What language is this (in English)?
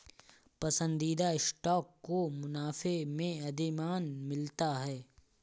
Hindi